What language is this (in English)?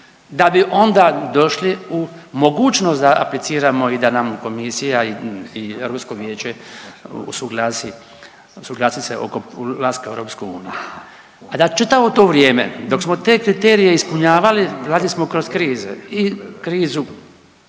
Croatian